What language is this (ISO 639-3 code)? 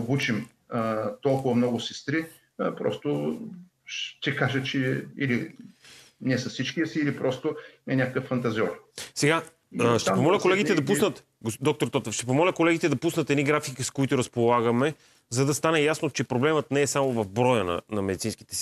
bul